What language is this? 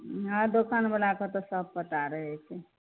Maithili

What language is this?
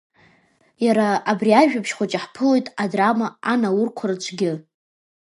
Abkhazian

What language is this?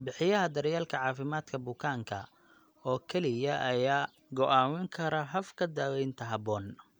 Somali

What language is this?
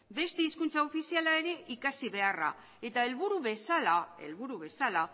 Basque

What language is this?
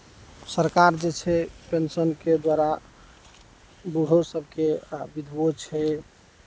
Maithili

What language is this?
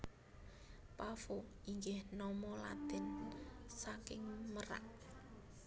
Javanese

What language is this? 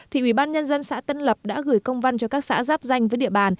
Vietnamese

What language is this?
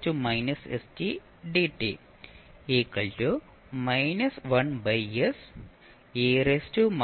Malayalam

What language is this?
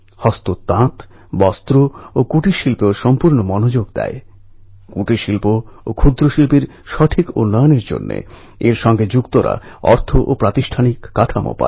Bangla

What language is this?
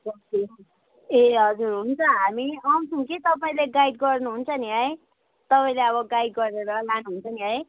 Nepali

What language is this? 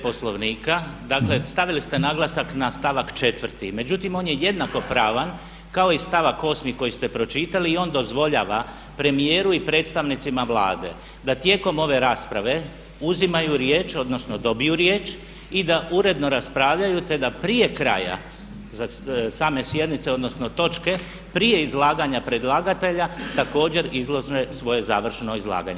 Croatian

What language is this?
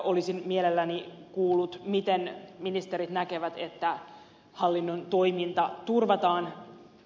Finnish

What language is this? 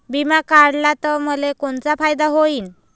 Marathi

